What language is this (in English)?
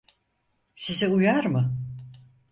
Turkish